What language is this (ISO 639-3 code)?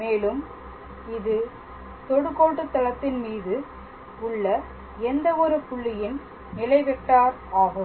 tam